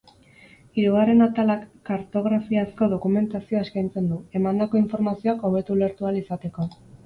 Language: Basque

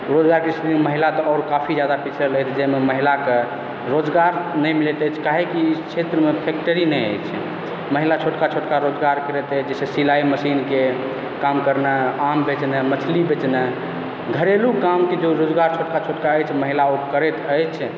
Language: Maithili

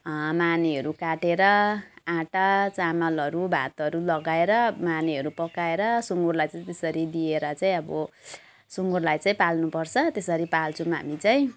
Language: Nepali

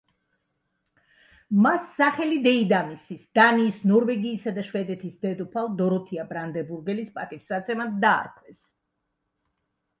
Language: Georgian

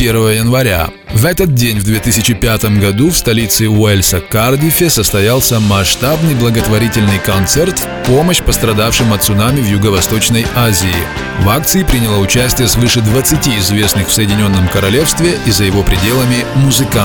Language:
Russian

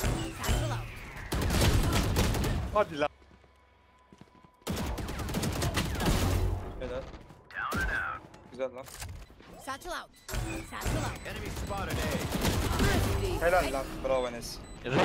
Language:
Turkish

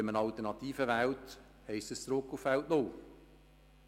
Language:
Swiss German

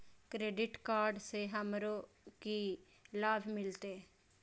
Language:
Maithili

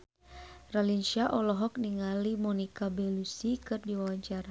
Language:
Sundanese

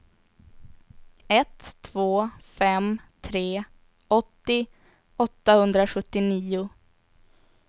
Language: Swedish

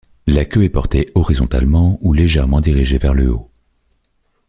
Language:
French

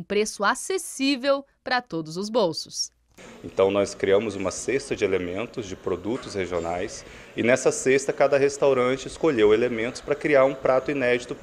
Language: Portuguese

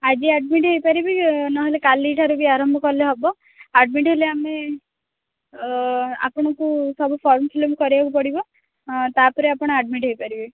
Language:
Odia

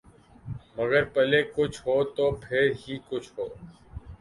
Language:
Urdu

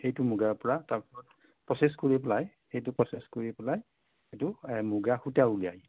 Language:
Assamese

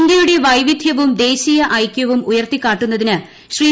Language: Malayalam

